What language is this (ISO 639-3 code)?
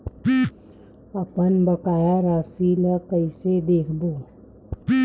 hne